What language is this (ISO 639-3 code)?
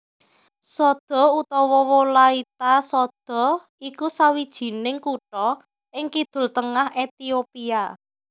jav